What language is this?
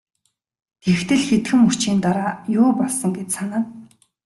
Mongolian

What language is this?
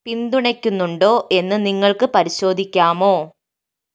Malayalam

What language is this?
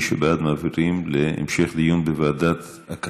Hebrew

